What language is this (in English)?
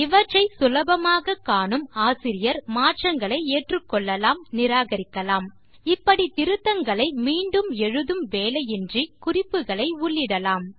Tamil